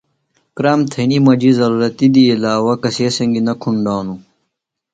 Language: Phalura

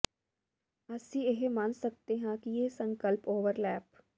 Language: Punjabi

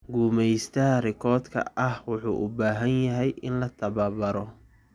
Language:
Somali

